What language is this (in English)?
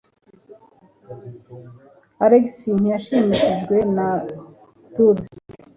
Kinyarwanda